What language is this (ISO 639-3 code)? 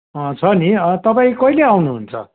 nep